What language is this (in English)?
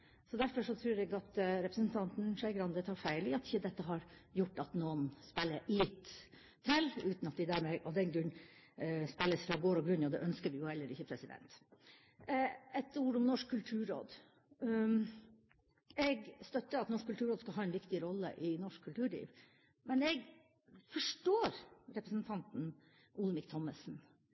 Norwegian Bokmål